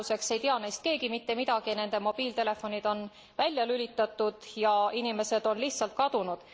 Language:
Estonian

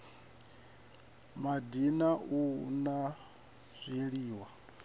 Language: Venda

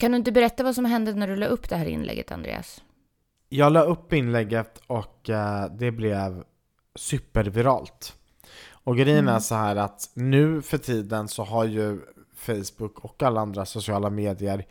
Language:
Swedish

